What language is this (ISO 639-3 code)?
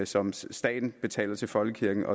dan